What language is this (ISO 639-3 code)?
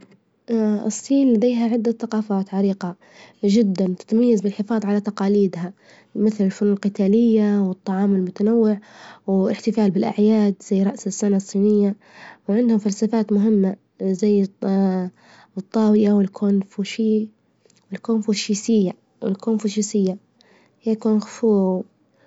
ayl